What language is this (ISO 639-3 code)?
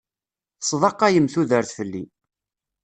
kab